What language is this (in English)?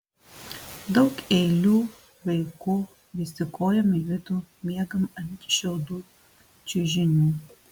Lithuanian